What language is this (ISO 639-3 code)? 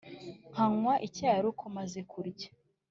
kin